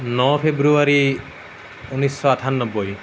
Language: Assamese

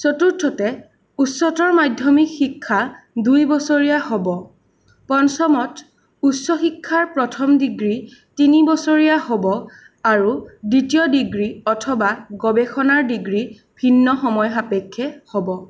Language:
Assamese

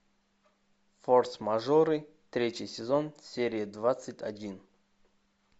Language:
Russian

